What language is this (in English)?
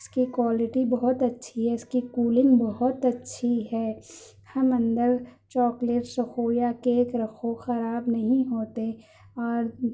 Urdu